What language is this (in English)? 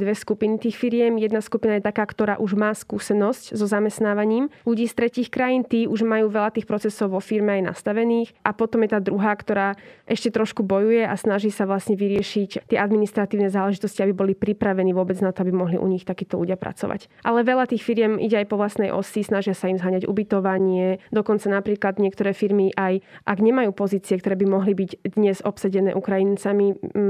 Slovak